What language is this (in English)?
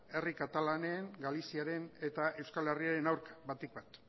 Basque